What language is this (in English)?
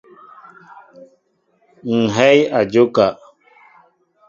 Mbo (Cameroon)